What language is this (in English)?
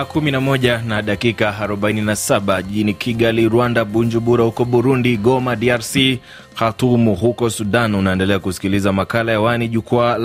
Swahili